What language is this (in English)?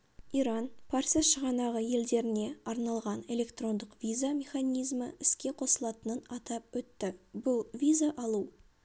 Kazakh